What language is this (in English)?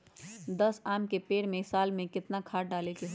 Magahi